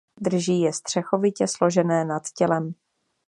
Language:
Czech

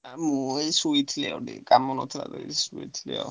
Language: Odia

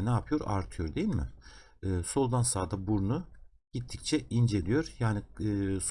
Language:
Turkish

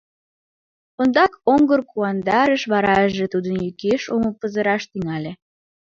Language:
Mari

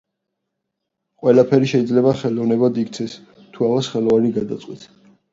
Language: Georgian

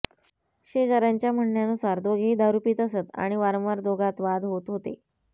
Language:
Marathi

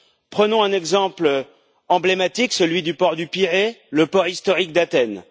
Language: French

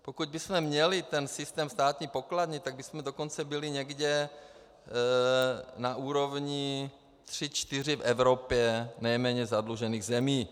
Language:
Czech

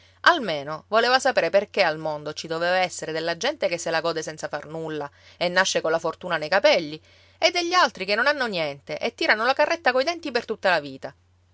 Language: Italian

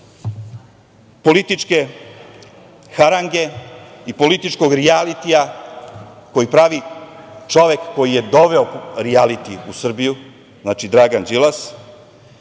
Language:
Serbian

